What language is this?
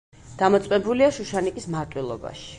Georgian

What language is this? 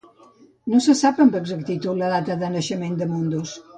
Catalan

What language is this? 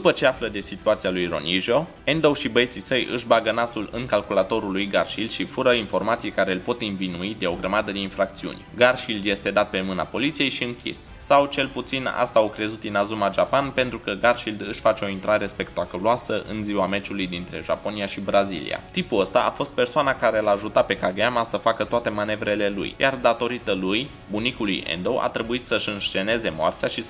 Romanian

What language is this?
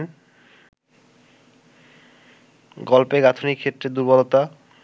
Bangla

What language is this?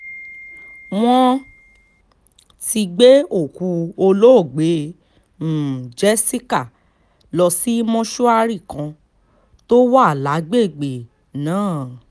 Yoruba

